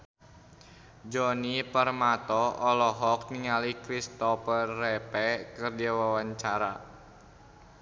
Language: Sundanese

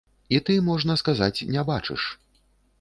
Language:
Belarusian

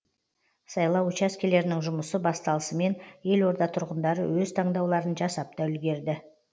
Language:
Kazakh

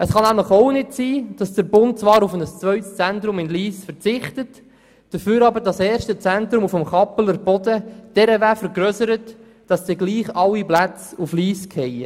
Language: Swiss German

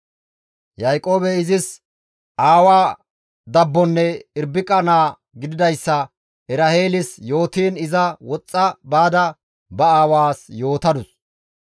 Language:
Gamo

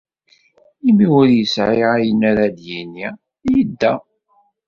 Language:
Kabyle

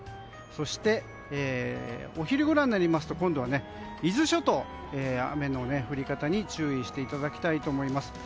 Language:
Japanese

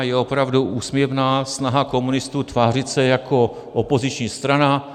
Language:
Czech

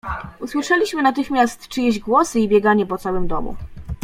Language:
Polish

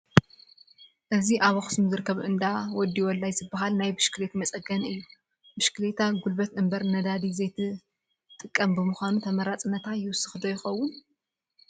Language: Tigrinya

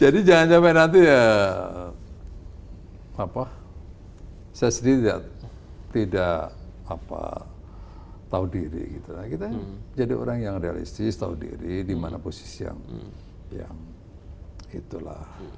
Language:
Indonesian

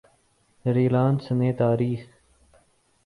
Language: Urdu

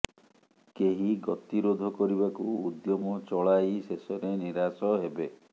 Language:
Odia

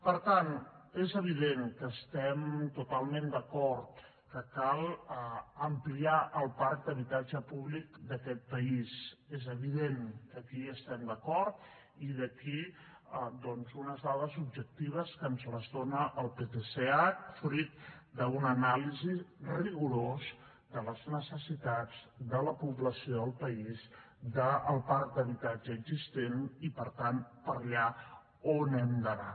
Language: Catalan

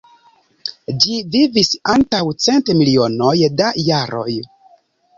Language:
Esperanto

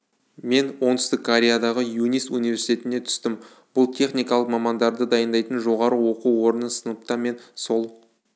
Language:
Kazakh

